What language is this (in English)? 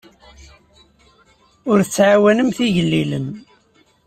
Kabyle